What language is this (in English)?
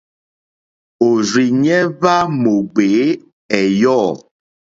Mokpwe